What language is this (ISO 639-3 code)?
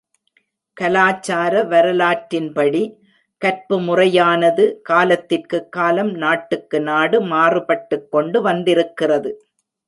tam